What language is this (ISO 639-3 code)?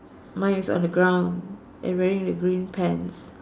eng